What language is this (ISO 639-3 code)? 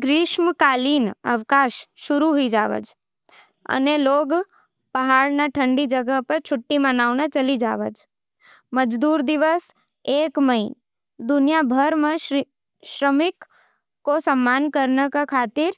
noe